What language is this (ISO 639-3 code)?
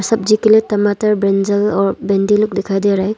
hin